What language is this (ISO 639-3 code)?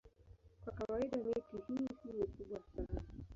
swa